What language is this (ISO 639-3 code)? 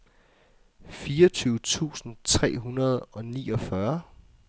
dan